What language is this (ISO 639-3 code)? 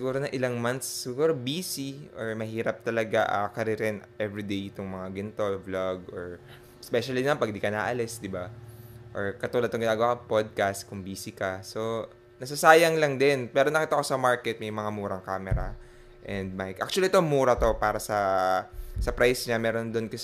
fil